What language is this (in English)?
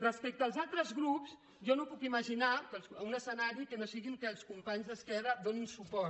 Catalan